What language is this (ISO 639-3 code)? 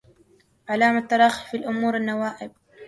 ara